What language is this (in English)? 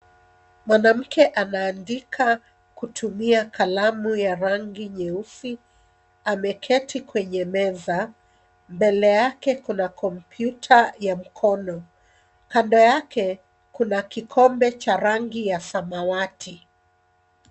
Swahili